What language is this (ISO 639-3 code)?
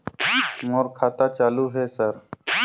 hne